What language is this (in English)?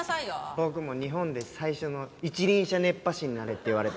Japanese